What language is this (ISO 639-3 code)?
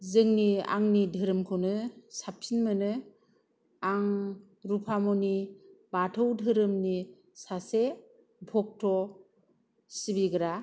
brx